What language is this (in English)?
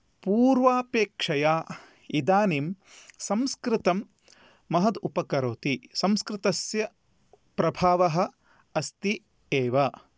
Sanskrit